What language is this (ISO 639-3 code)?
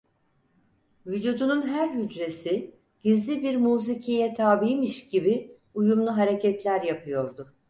tur